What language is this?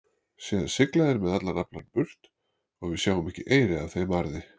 Icelandic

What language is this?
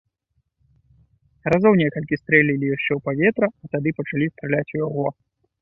Belarusian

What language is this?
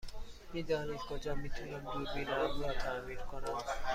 Persian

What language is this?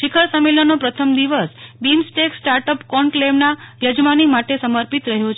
Gujarati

